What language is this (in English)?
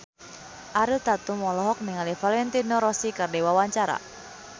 Sundanese